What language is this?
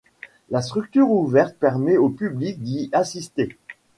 French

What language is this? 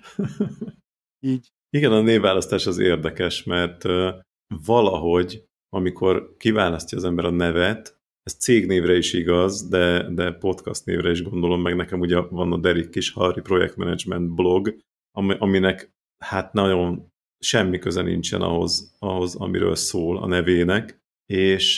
Hungarian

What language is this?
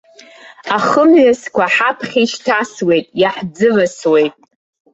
Abkhazian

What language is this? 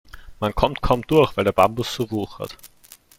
German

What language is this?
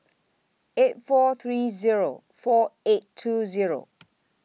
English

